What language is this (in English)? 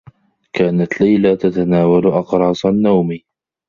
Arabic